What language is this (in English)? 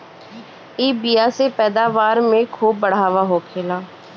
Bhojpuri